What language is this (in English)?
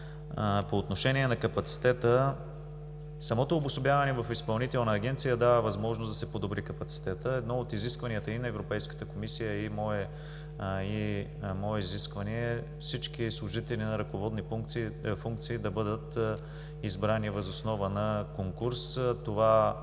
Bulgarian